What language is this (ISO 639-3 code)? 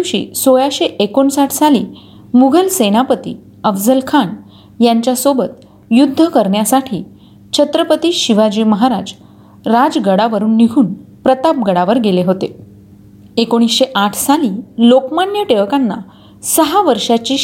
mar